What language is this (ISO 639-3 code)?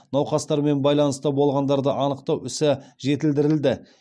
kaz